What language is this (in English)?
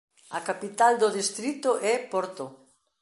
Galician